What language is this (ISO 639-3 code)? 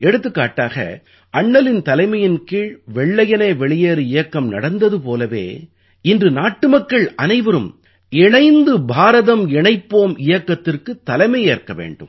tam